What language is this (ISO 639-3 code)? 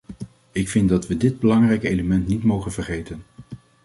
nld